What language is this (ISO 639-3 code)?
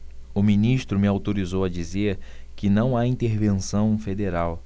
por